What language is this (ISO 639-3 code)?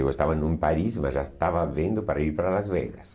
por